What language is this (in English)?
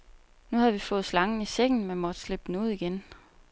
Danish